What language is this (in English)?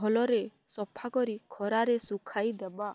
Odia